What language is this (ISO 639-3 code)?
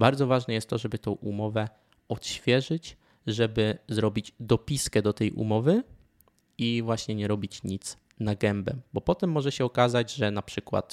pol